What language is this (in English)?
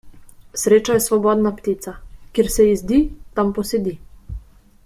Slovenian